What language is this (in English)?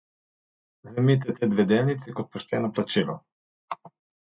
Slovenian